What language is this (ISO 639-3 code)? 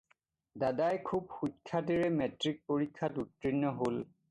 asm